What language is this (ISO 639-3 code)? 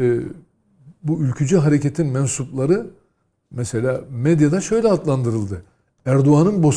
tur